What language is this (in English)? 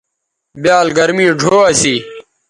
Bateri